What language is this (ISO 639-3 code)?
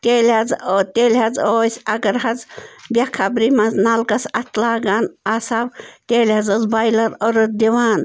kas